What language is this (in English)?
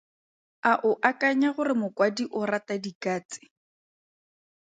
Tswana